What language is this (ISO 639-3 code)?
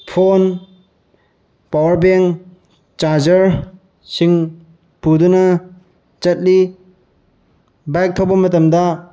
mni